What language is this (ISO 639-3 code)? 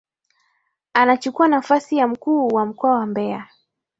swa